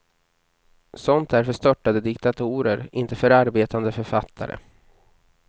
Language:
Swedish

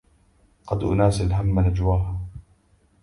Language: Arabic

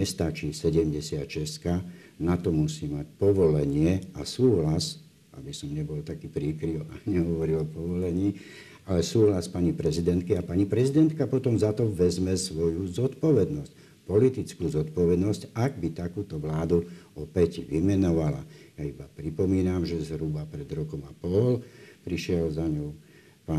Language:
Slovak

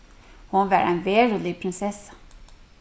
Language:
Faroese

